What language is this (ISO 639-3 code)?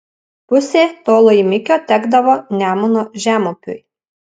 lit